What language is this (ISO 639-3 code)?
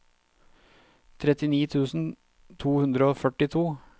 nor